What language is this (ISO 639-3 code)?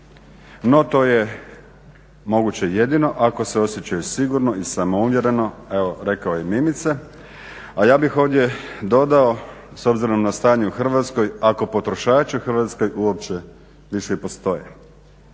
hrv